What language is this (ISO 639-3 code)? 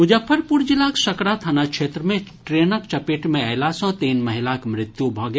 mai